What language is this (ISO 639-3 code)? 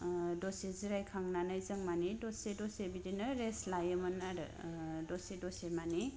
brx